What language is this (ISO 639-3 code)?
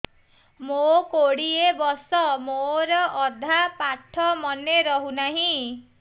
ori